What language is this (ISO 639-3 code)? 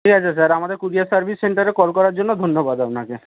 ben